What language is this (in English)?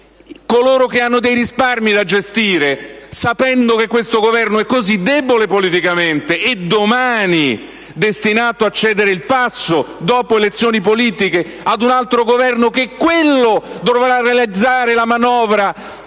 Italian